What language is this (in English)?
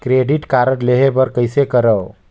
Chhattisgarhi